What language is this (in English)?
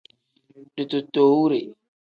Tem